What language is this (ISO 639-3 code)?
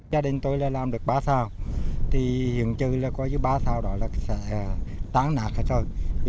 vie